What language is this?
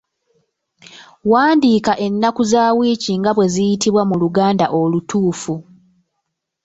Ganda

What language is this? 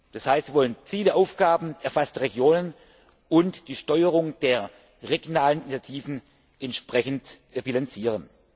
German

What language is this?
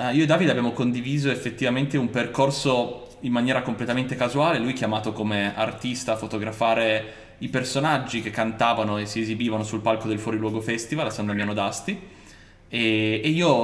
Italian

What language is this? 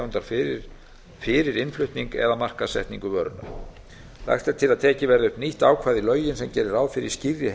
Icelandic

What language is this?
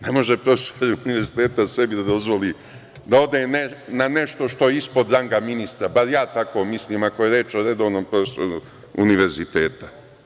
Serbian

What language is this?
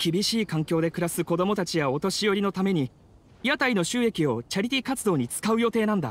Japanese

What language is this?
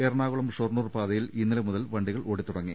Malayalam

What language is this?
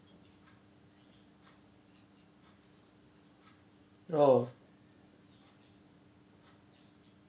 English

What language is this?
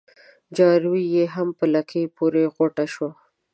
Pashto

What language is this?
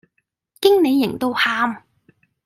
Cantonese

